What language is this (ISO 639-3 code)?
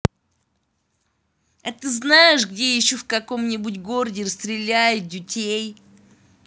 rus